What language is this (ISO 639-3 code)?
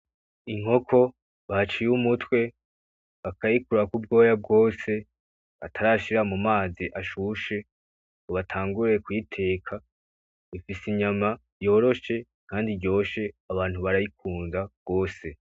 run